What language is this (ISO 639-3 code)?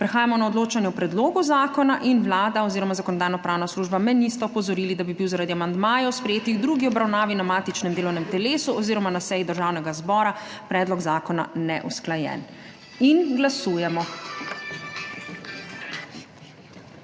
slv